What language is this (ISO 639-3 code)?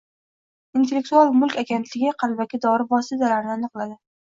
uzb